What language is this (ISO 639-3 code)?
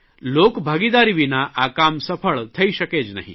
guj